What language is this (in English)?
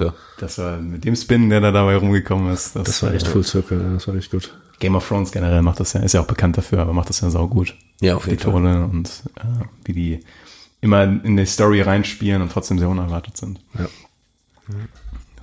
German